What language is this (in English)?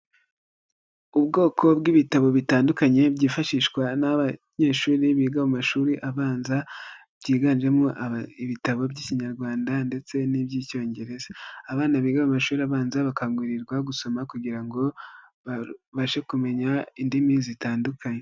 Kinyarwanda